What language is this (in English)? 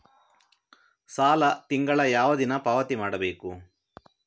Kannada